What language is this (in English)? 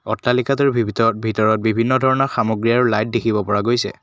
Assamese